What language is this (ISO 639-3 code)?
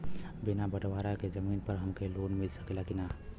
bho